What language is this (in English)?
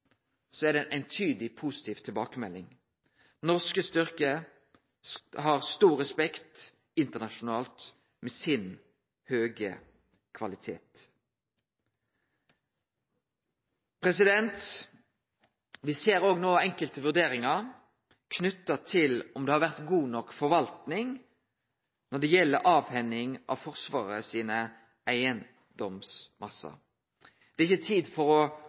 Norwegian Nynorsk